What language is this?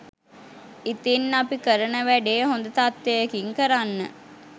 Sinhala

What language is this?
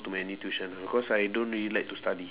English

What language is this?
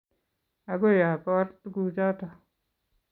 Kalenjin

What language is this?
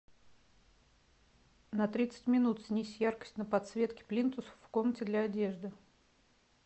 Russian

